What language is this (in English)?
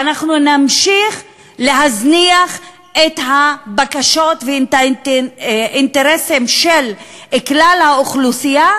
Hebrew